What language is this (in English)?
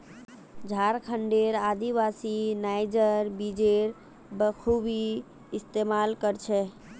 Magahi